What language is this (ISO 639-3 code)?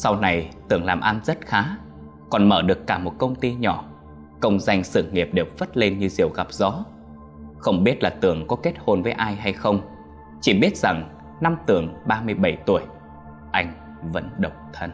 vie